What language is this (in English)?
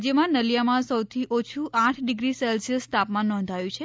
Gujarati